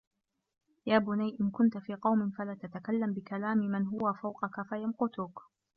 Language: Arabic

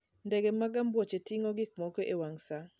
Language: Luo (Kenya and Tanzania)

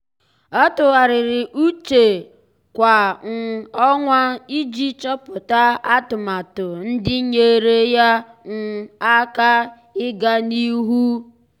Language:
Igbo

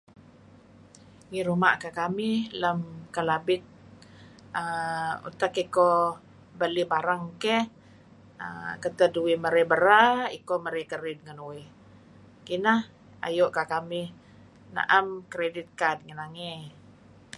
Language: Kelabit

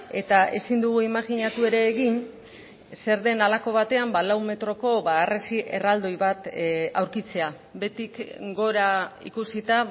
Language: Basque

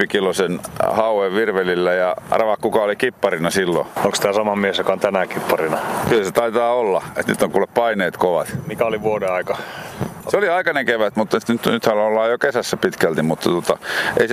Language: Finnish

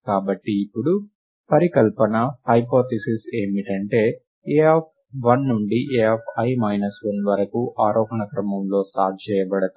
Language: Telugu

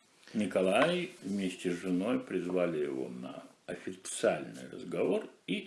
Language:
Russian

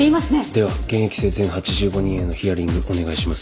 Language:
Japanese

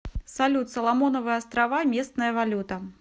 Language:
Russian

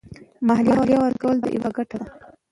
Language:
Pashto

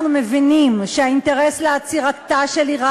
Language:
Hebrew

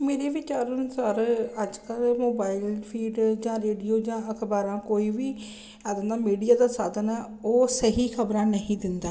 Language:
Punjabi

